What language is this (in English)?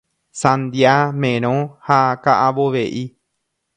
Guarani